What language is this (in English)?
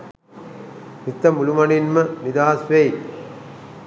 Sinhala